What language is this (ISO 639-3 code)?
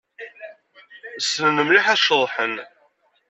kab